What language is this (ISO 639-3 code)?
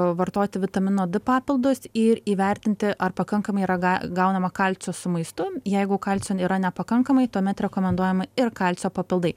lit